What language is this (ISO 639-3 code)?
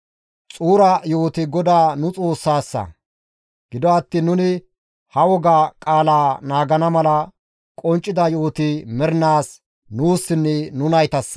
gmv